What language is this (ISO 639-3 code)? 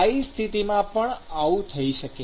guj